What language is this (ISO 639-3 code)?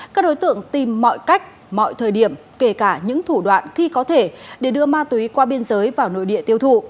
vie